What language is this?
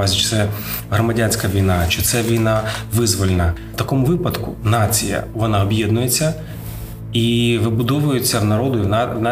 Ukrainian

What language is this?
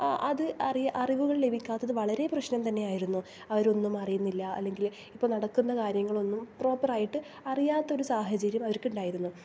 Malayalam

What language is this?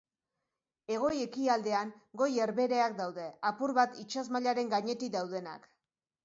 Basque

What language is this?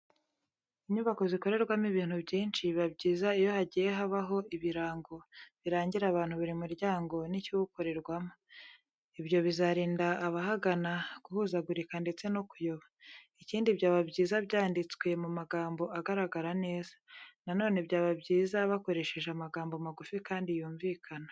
Kinyarwanda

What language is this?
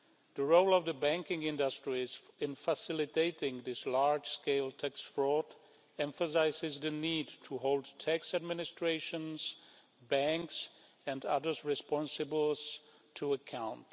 English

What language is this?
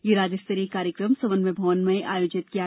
Hindi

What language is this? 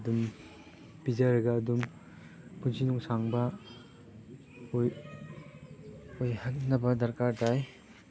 Manipuri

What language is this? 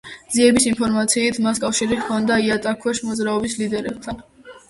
Georgian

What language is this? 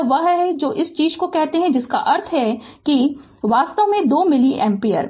Hindi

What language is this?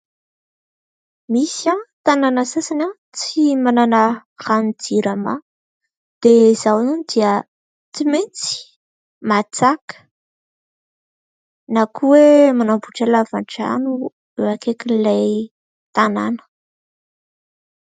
Malagasy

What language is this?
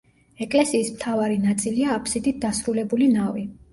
Georgian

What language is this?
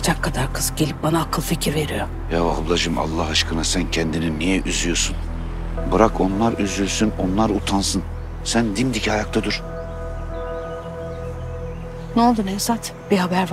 Turkish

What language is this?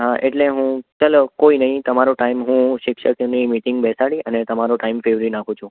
Gujarati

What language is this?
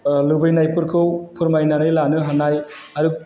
Bodo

